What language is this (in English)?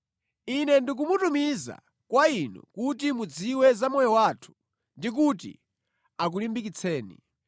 Nyanja